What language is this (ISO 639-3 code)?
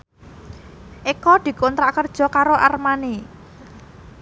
jav